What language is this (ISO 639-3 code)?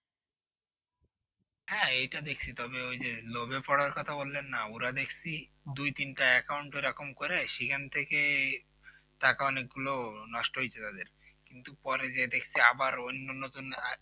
ben